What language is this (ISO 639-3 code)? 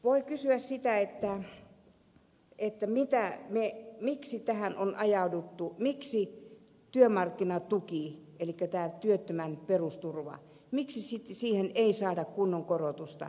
fin